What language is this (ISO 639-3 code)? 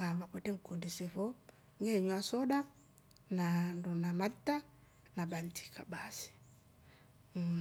rof